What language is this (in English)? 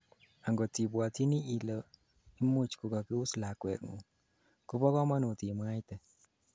Kalenjin